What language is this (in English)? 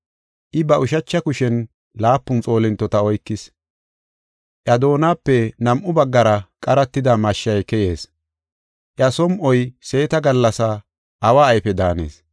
Gofa